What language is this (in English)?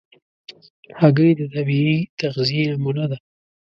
Pashto